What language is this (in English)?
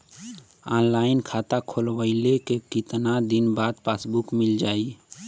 Bhojpuri